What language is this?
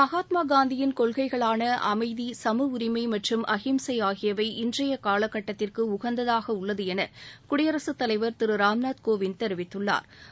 Tamil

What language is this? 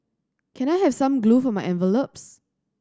English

